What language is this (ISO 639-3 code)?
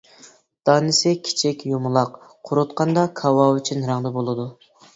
uig